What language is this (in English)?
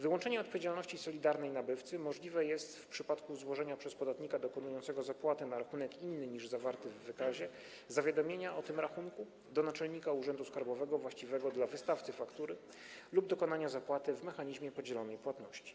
Polish